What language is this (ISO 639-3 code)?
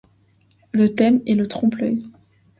fra